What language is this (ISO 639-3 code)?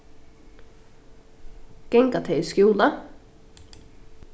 fao